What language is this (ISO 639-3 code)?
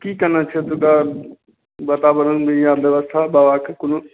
mai